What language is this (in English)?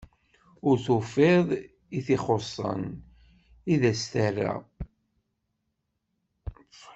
Kabyle